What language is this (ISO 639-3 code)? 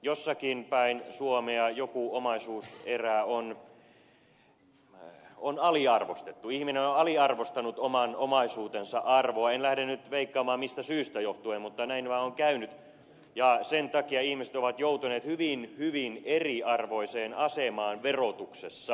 fin